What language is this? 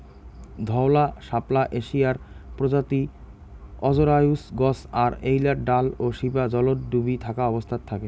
Bangla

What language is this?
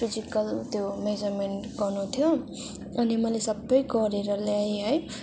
Nepali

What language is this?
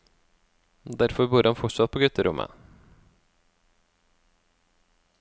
Norwegian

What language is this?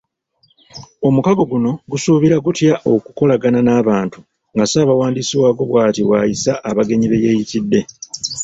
Ganda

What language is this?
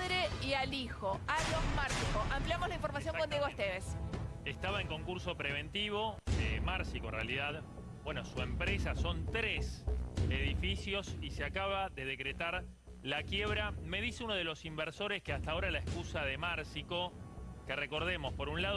Spanish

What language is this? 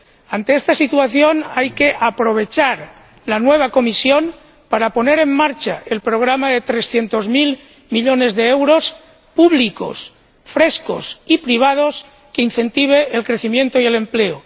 Spanish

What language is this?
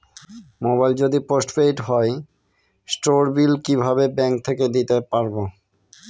Bangla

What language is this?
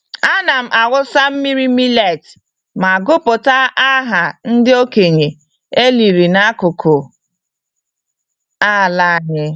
Igbo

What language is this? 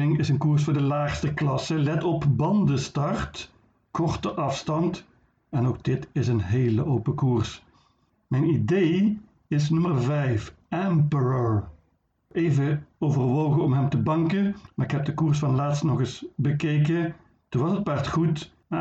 Dutch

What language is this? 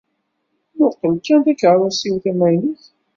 Kabyle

